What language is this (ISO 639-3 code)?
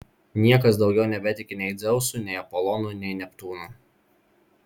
lit